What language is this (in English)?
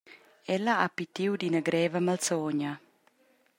Romansh